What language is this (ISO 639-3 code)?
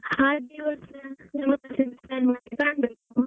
kan